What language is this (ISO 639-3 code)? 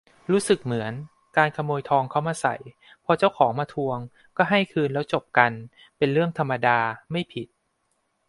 tha